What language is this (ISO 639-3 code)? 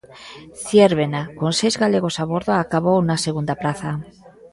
glg